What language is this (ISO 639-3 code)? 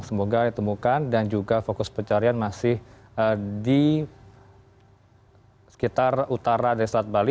ind